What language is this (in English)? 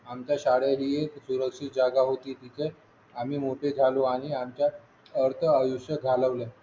Marathi